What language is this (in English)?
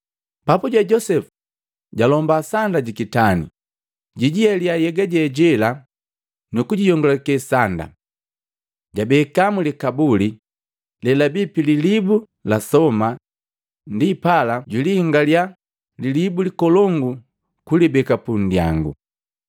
Matengo